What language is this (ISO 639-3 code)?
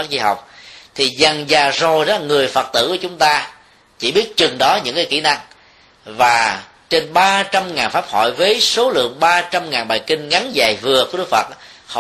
vie